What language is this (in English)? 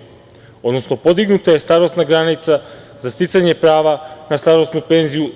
Serbian